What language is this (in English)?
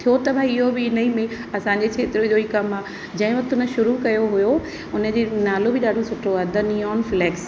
Sindhi